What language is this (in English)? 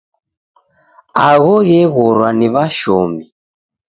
Taita